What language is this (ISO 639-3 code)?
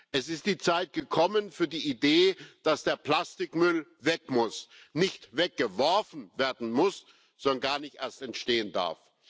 deu